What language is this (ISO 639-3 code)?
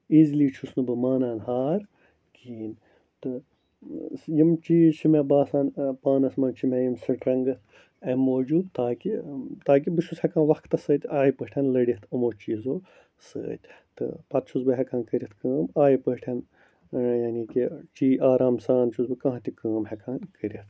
kas